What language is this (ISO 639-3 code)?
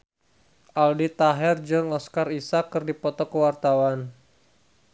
sun